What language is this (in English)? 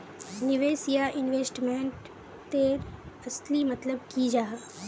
Magahi